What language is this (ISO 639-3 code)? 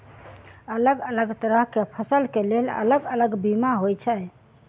mai